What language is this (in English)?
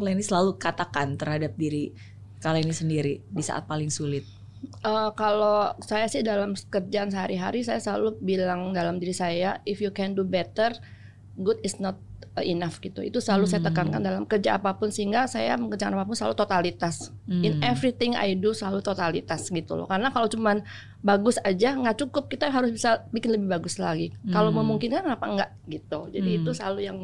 Indonesian